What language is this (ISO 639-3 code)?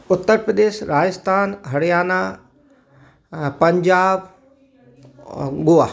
hin